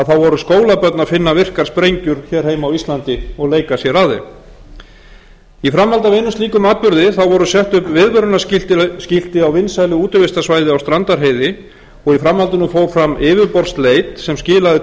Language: Icelandic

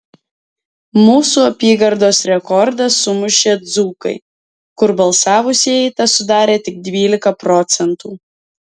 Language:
Lithuanian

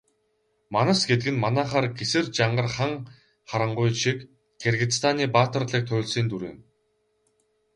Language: Mongolian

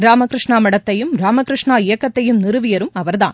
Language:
Tamil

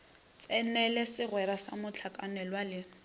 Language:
Northern Sotho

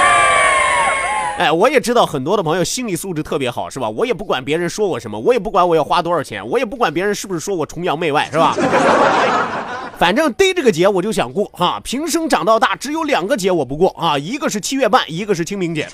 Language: Chinese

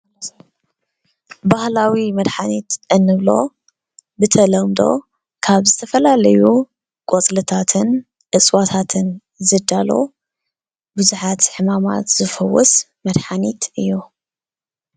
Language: Tigrinya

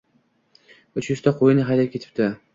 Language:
Uzbek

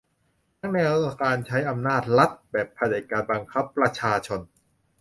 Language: Thai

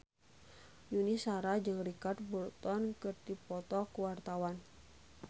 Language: Sundanese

